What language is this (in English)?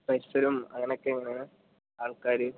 Malayalam